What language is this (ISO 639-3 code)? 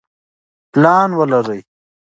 pus